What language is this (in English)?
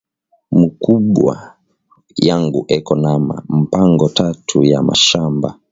Swahili